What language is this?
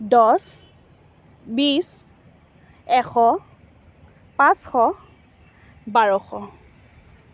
Assamese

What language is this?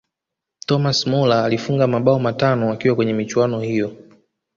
Swahili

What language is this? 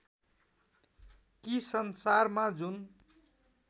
Nepali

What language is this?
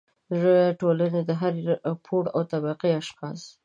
Pashto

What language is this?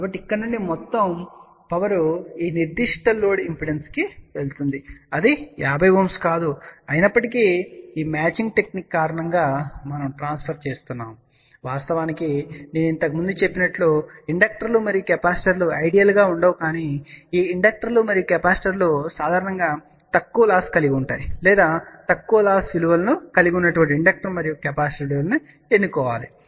Telugu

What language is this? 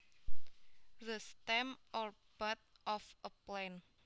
Javanese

